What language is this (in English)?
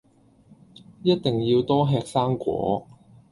Cantonese